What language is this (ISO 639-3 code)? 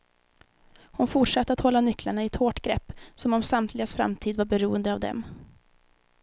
swe